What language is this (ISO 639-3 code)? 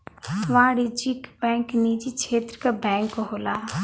bho